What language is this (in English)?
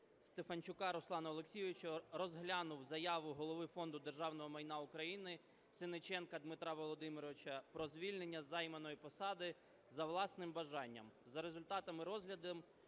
Ukrainian